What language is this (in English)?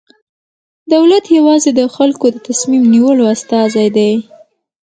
Pashto